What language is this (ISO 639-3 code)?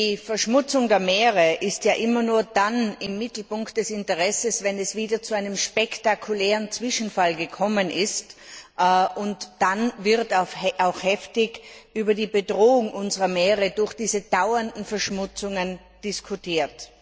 deu